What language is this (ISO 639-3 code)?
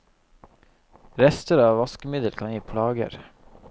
nor